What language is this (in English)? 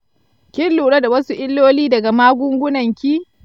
Hausa